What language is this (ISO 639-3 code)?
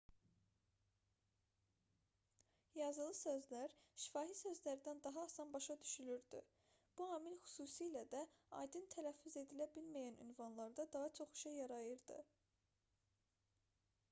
aze